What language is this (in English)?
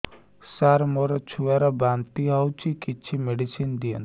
Odia